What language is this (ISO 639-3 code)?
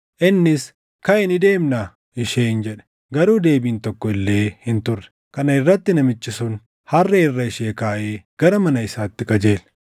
orm